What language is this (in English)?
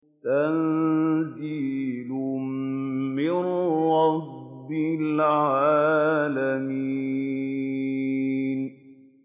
Arabic